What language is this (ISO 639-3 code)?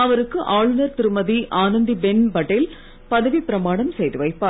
tam